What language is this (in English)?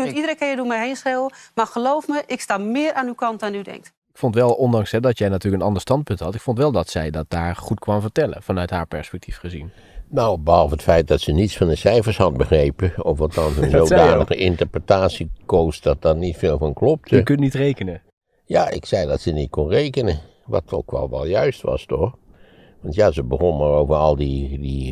Dutch